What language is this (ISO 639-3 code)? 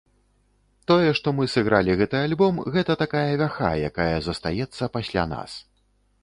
bel